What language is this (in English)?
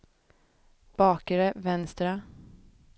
Swedish